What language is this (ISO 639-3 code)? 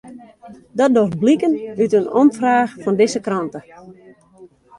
fry